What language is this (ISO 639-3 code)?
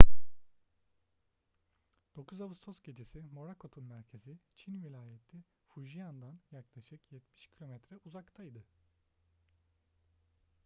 tur